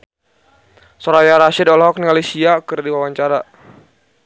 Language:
Sundanese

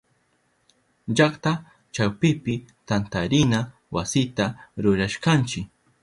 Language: Southern Pastaza Quechua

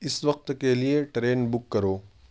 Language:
Urdu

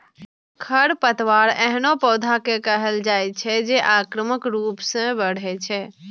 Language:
Maithili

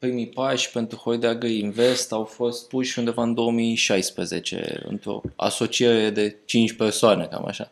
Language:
Romanian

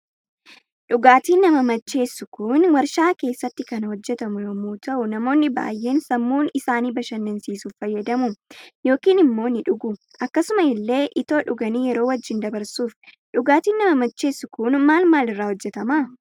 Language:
Oromo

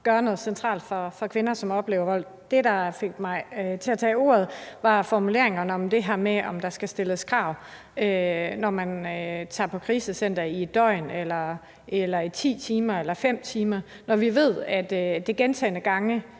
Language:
Danish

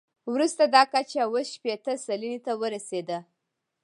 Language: Pashto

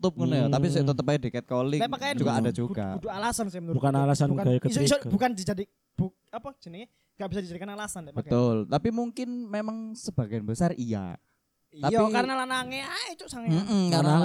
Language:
Indonesian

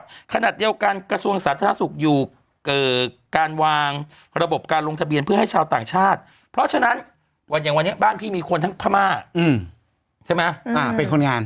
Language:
Thai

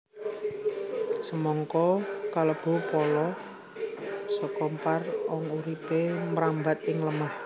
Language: Javanese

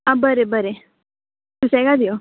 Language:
Konkani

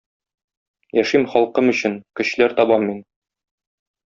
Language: Tatar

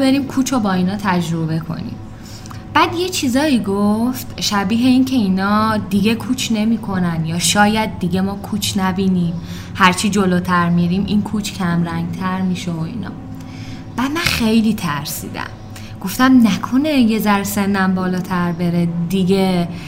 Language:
Persian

